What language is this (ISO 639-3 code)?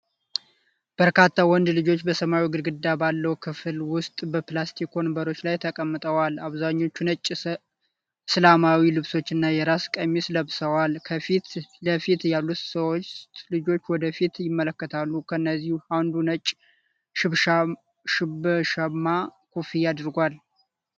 amh